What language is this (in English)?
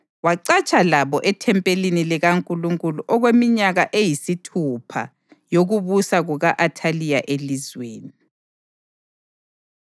North Ndebele